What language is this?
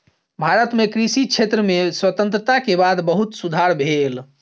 Maithili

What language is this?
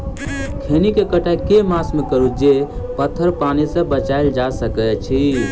Maithili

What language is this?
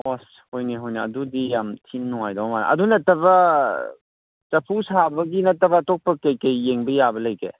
Manipuri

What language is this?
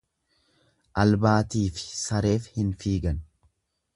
Oromo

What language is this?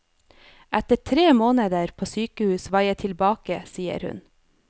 Norwegian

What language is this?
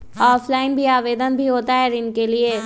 Magahi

